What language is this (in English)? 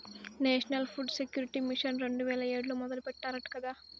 Telugu